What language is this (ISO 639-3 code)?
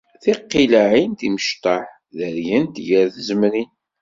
kab